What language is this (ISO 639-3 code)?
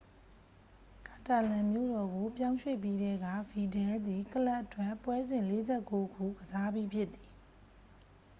mya